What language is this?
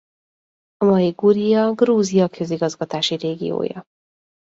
Hungarian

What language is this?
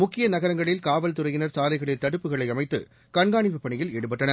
Tamil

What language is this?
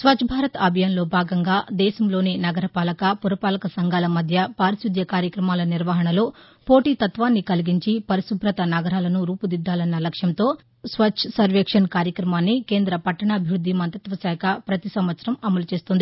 Telugu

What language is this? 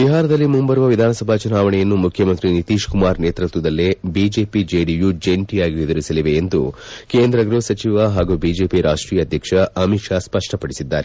Kannada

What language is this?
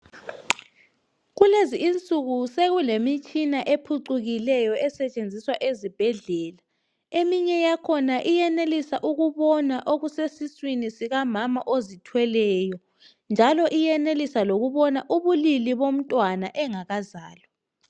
North Ndebele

